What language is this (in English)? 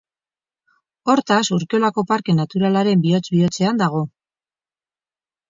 Basque